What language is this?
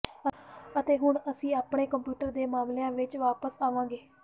Punjabi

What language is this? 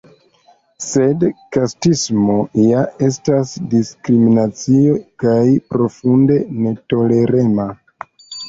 Esperanto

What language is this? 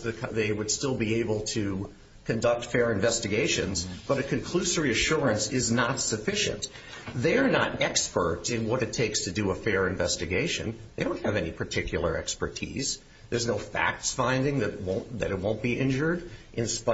English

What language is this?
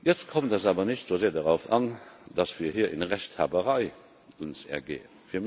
German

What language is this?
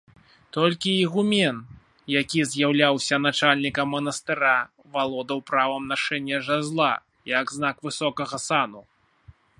Belarusian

